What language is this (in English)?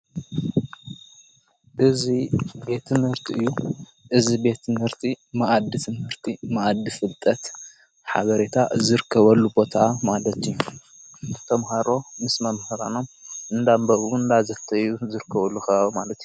Tigrinya